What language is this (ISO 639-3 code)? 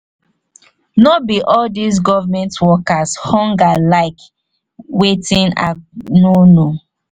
pcm